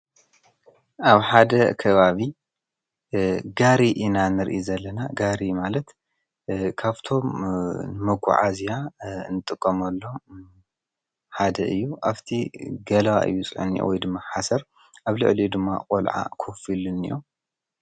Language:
Tigrinya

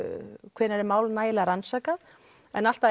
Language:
Icelandic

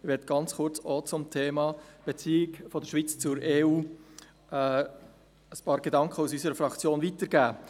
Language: Swiss German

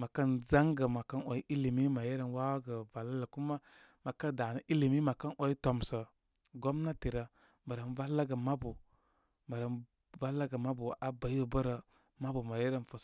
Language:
Koma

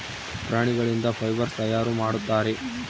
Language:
Kannada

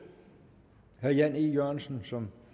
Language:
Danish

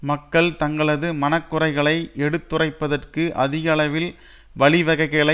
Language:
Tamil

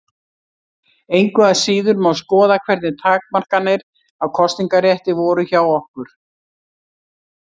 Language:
Icelandic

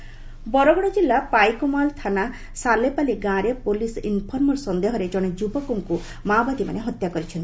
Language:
Odia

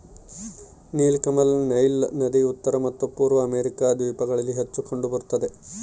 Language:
Kannada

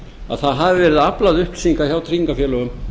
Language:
Icelandic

